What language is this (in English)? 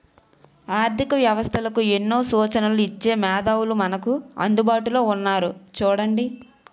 Telugu